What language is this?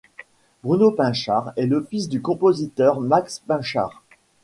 French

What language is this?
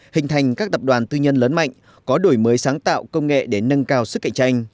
Vietnamese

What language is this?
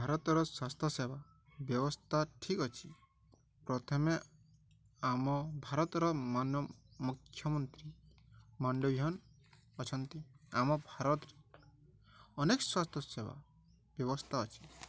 Odia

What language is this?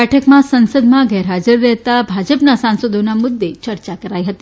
Gujarati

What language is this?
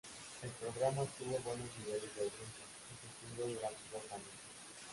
Spanish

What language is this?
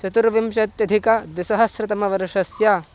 Sanskrit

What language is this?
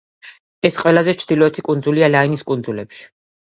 Georgian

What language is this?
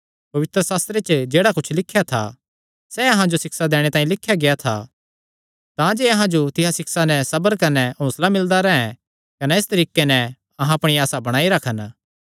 Kangri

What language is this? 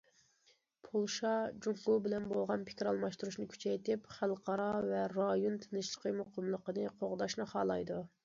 Uyghur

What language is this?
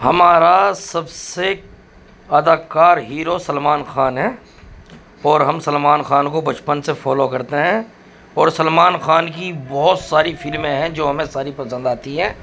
Urdu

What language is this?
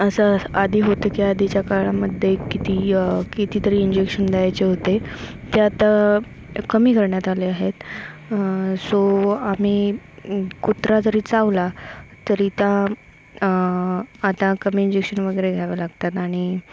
Marathi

